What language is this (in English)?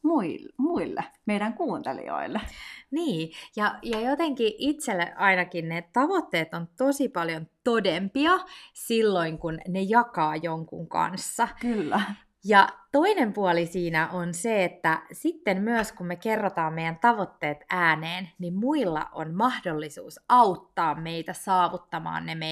Finnish